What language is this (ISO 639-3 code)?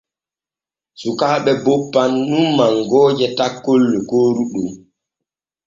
fue